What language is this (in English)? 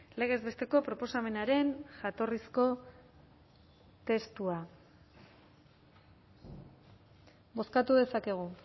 Basque